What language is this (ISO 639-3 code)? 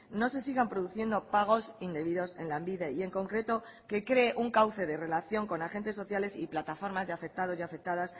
spa